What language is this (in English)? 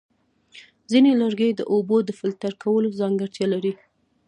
Pashto